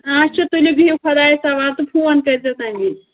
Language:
Kashmiri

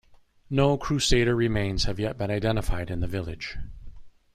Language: English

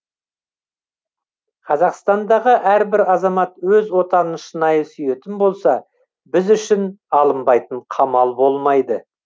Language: Kazakh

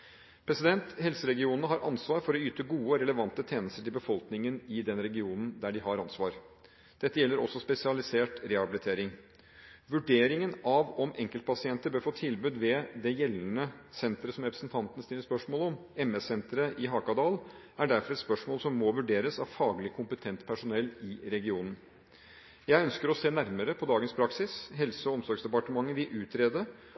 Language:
Norwegian Bokmål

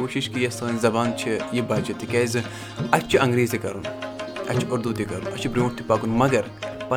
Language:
Urdu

